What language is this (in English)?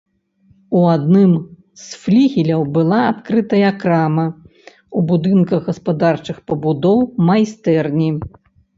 Belarusian